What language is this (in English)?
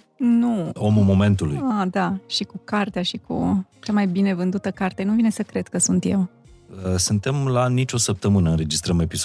Romanian